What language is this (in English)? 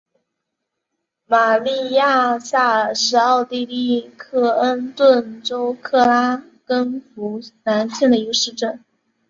Chinese